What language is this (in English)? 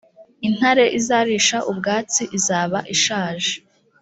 Kinyarwanda